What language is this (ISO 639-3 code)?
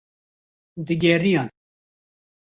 kur